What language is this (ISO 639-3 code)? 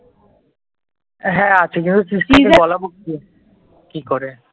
ben